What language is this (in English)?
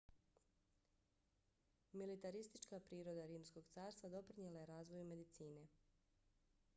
Bosnian